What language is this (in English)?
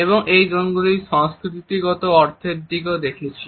Bangla